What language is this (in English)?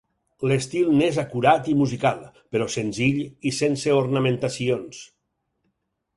Catalan